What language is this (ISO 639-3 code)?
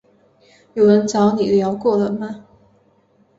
zho